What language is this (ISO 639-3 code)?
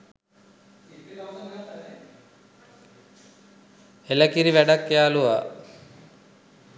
sin